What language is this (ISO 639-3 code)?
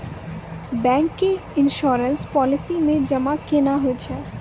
mai